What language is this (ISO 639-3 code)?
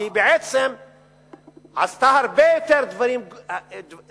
heb